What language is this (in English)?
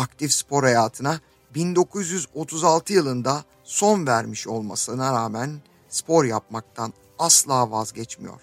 Turkish